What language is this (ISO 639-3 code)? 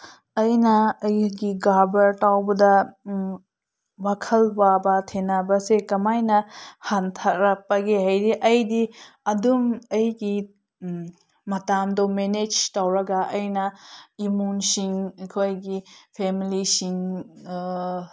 mni